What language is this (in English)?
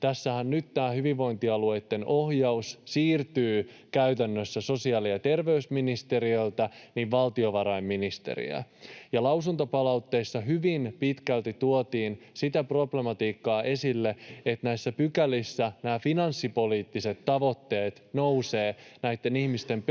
Finnish